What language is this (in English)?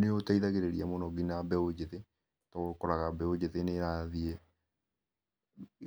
Kikuyu